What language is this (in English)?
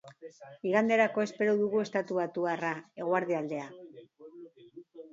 Basque